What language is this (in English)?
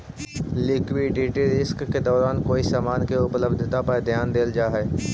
Magahi